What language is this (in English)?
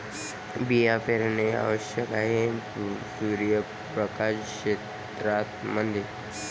Marathi